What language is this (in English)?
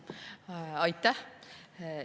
Estonian